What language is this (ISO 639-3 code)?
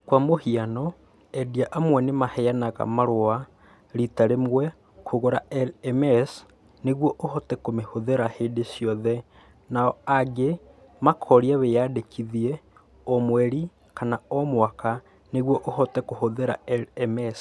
kik